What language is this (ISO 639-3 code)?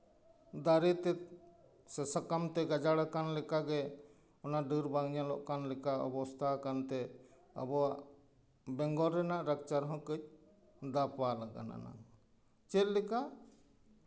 sat